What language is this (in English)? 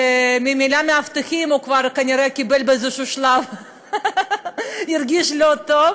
Hebrew